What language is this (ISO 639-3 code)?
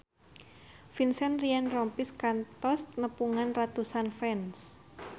sun